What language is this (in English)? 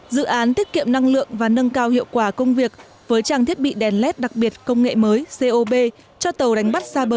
Vietnamese